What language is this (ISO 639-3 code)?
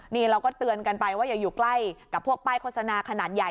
tha